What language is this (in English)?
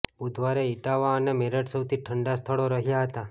Gujarati